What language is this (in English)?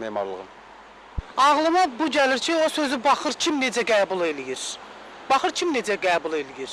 Azerbaijani